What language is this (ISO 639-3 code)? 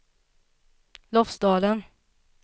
swe